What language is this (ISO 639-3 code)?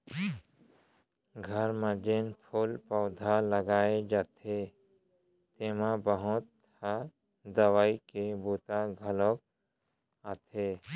hne